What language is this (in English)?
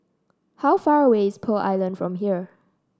English